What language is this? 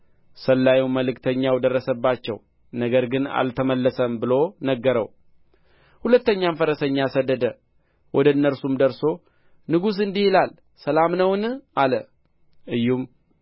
Amharic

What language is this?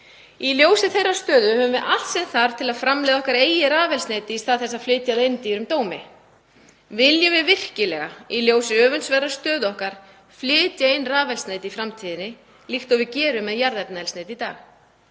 Icelandic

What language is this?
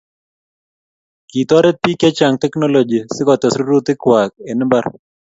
Kalenjin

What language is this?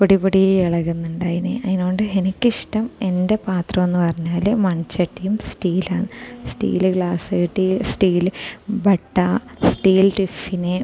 Malayalam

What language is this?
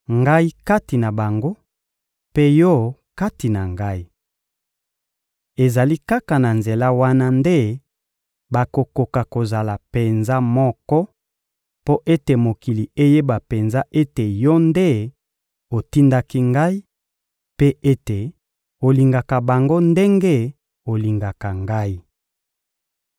Lingala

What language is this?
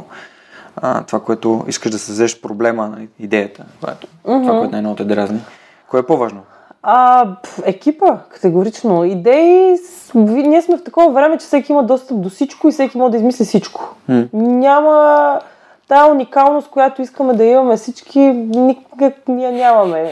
Bulgarian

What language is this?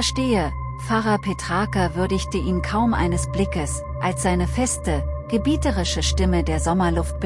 German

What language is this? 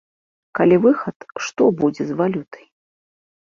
Belarusian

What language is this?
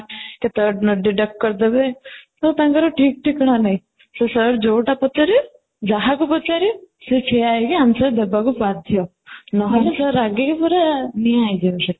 Odia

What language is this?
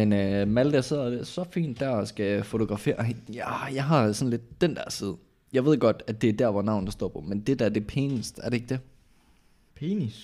Danish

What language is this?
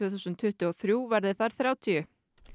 Icelandic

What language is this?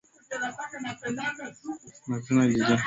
Swahili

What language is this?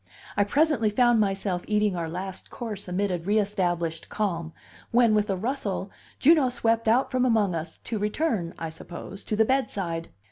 English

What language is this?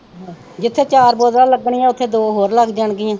Punjabi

